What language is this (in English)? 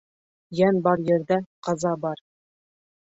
Bashkir